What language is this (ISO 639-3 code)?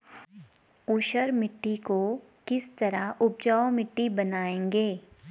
hin